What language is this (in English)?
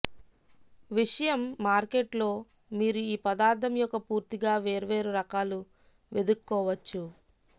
Telugu